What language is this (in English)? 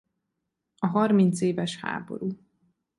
Hungarian